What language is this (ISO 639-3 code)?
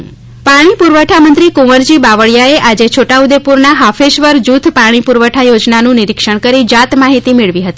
guj